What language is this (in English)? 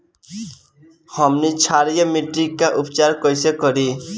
Bhojpuri